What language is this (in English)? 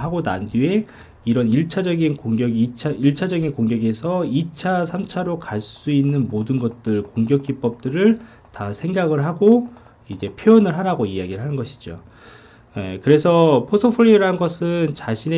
Korean